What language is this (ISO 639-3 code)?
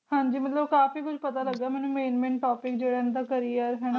pan